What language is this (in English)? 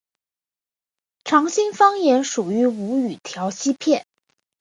Chinese